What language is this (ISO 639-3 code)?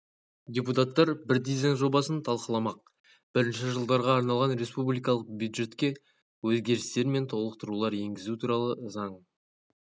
kaz